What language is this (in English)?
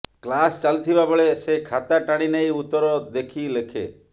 Odia